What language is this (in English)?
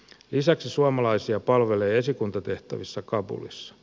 Finnish